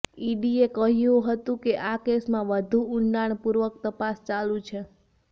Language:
Gujarati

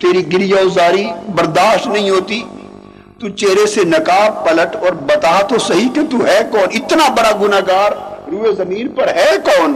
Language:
Urdu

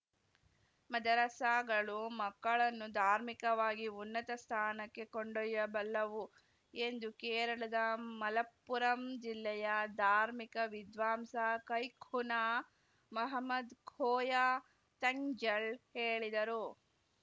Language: Kannada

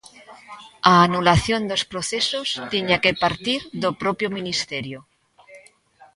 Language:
Galician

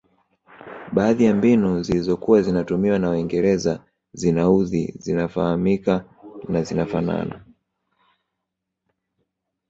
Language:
Swahili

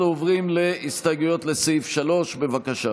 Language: Hebrew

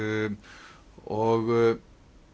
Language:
Icelandic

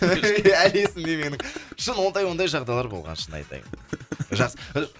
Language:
Kazakh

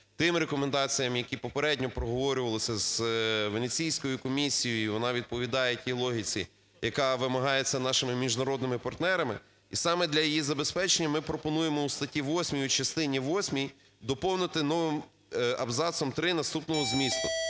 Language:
Ukrainian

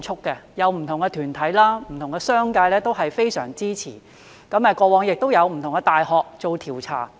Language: Cantonese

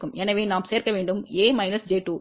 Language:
Tamil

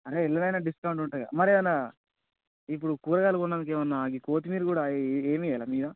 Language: Telugu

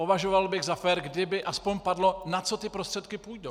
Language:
Czech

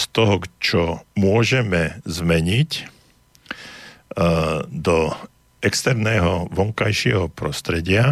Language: Slovak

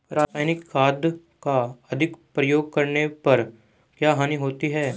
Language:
Hindi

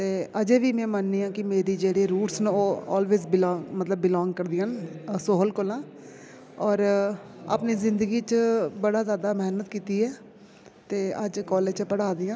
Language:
Dogri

